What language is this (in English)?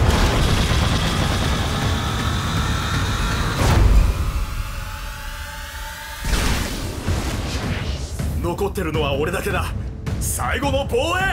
Japanese